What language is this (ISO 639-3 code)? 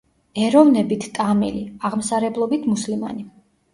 kat